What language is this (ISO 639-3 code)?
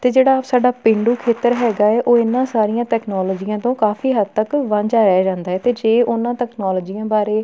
pan